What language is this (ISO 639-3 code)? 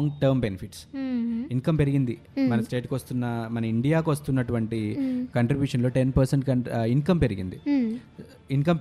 tel